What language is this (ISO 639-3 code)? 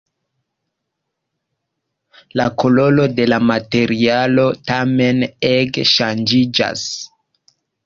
epo